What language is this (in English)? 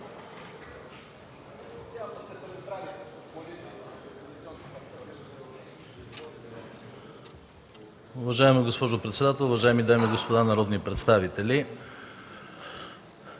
Bulgarian